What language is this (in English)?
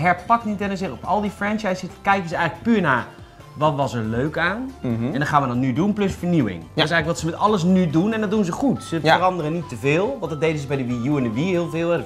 Dutch